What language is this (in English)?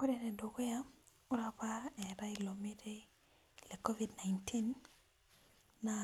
Masai